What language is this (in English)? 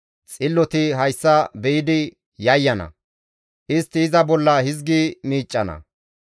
Gamo